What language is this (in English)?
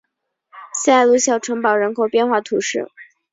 Chinese